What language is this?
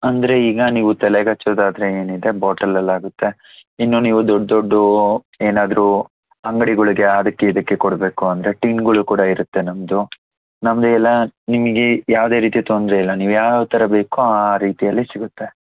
Kannada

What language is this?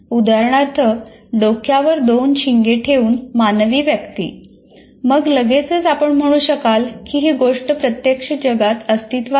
Marathi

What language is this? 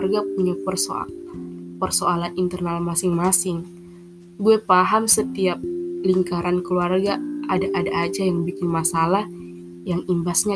Indonesian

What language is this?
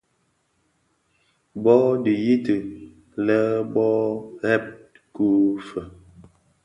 Bafia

